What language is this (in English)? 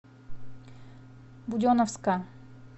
Russian